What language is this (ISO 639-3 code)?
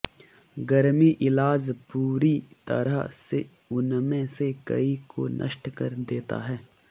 hin